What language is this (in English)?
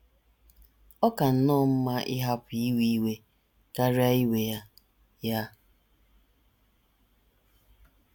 Igbo